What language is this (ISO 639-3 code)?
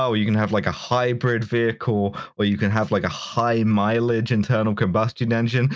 eng